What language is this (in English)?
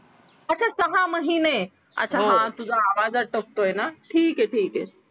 Marathi